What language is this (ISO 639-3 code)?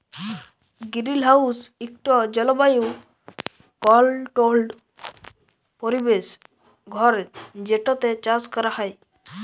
ben